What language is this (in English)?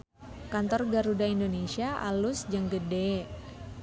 Sundanese